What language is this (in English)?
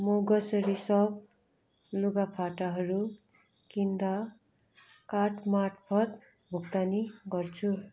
Nepali